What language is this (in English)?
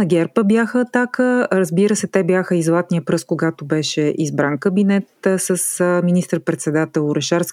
Bulgarian